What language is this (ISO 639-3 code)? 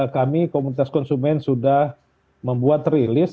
ind